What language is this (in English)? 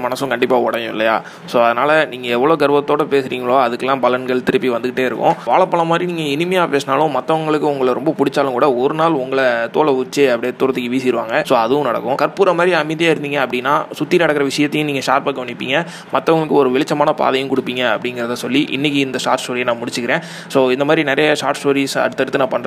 Tamil